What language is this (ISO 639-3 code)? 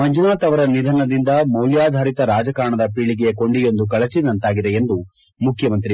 kan